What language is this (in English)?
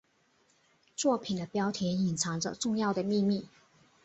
Chinese